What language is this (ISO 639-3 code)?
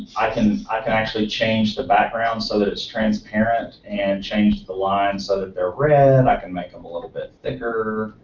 eng